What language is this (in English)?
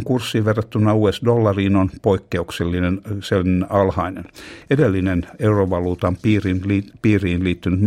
Finnish